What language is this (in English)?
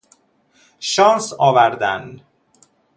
Persian